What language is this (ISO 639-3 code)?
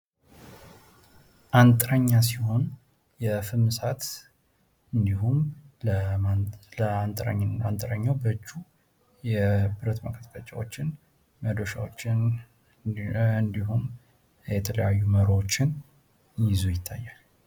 amh